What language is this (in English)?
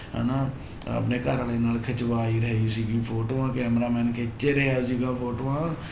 Punjabi